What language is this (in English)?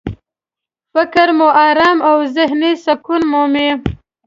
Pashto